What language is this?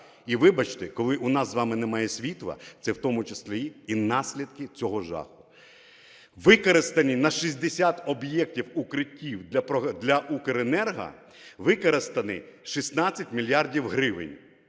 Ukrainian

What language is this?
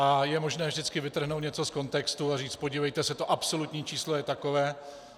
Czech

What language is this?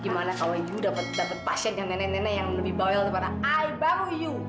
Indonesian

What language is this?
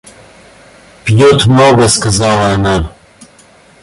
Russian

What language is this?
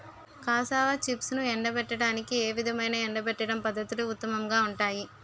Telugu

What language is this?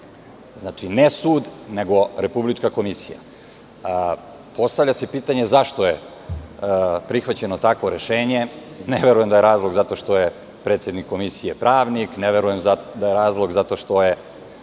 Serbian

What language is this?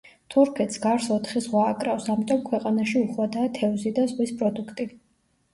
Georgian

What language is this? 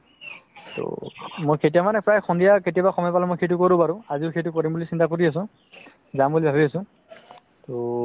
Assamese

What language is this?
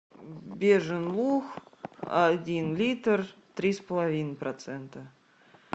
Russian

